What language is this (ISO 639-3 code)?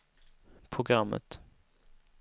swe